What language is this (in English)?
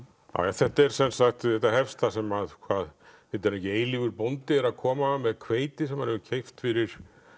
Icelandic